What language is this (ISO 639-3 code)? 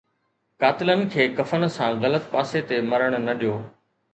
snd